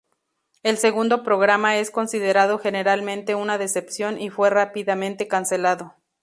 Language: Spanish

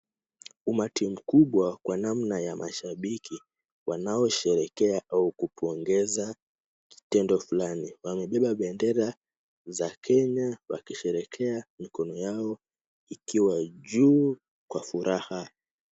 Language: Swahili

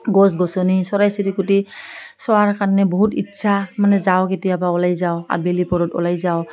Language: Assamese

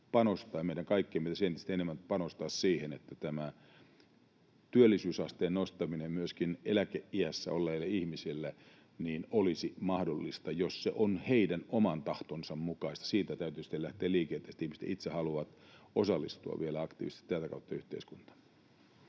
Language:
Finnish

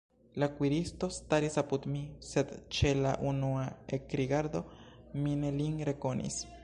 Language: Esperanto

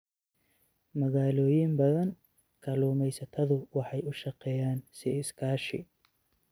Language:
Somali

